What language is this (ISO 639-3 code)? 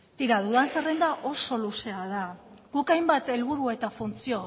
eus